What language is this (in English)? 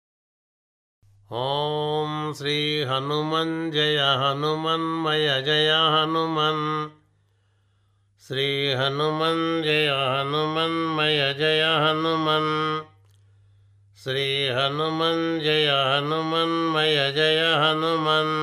Telugu